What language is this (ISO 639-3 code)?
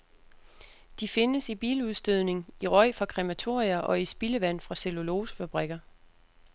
dan